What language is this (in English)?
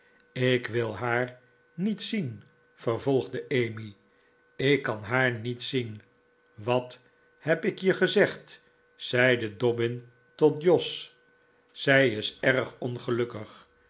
Dutch